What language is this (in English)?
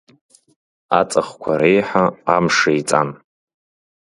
Abkhazian